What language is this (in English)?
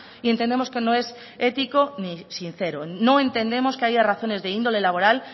Spanish